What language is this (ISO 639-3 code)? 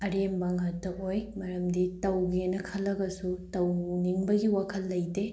mni